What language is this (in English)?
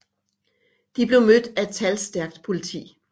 Danish